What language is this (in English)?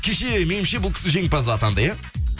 Kazakh